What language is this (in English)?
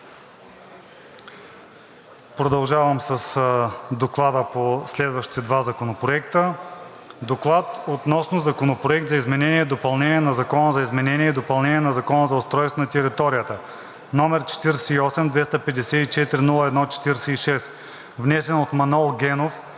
Bulgarian